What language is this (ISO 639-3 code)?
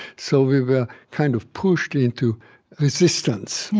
eng